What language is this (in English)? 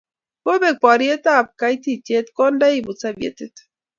Kalenjin